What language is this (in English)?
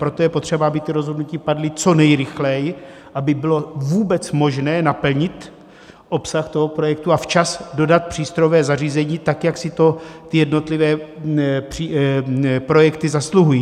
Czech